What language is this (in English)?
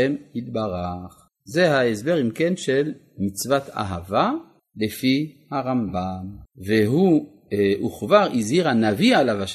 Hebrew